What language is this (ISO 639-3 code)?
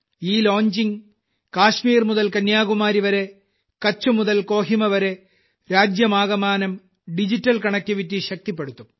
mal